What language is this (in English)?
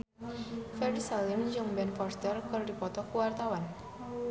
Sundanese